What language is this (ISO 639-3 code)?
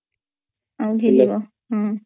ori